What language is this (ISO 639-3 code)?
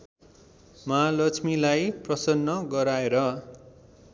nep